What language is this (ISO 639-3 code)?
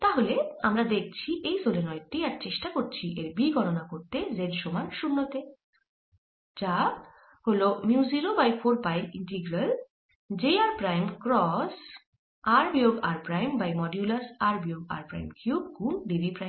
ben